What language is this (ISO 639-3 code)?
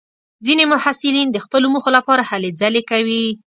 pus